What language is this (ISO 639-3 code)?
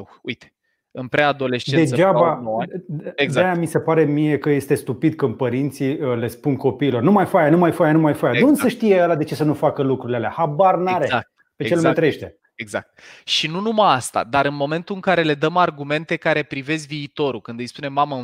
ron